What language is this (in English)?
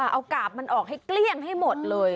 Thai